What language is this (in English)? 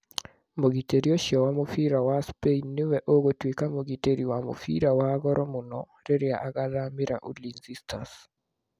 Kikuyu